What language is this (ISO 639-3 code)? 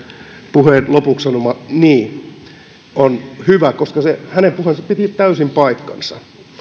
fin